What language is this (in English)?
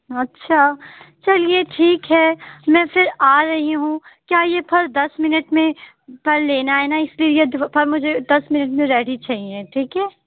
Urdu